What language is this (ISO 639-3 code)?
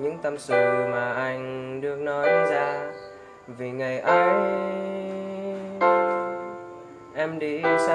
vie